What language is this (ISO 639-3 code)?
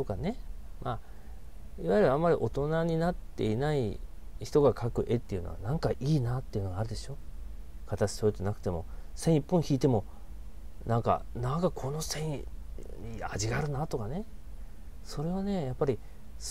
jpn